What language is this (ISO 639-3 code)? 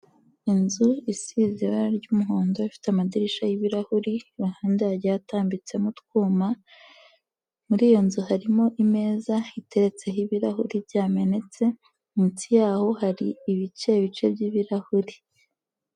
kin